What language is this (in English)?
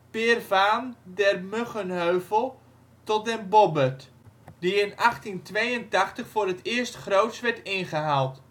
Dutch